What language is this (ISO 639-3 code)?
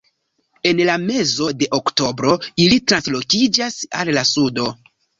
epo